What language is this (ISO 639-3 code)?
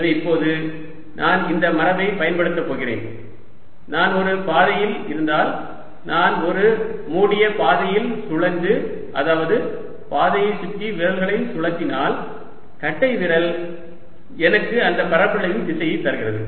tam